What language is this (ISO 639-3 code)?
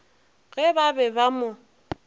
nso